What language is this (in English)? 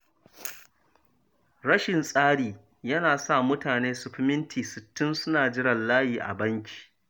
Hausa